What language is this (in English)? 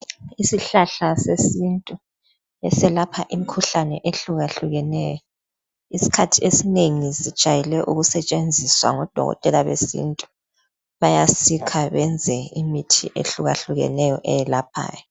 North Ndebele